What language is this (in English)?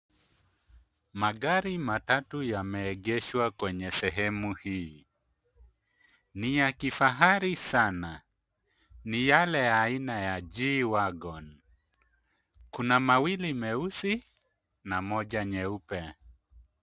Swahili